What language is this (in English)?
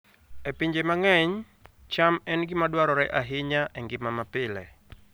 Luo (Kenya and Tanzania)